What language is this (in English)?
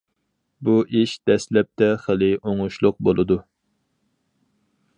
Uyghur